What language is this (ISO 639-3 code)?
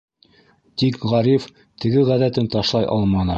bak